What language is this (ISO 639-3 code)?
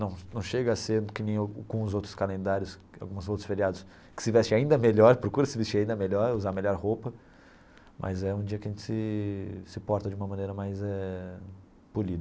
por